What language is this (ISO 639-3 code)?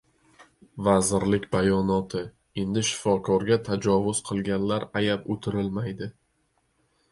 uzb